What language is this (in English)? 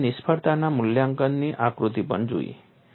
Gujarati